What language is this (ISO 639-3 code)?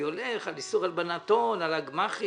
heb